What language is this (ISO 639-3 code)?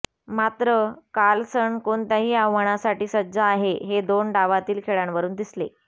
mar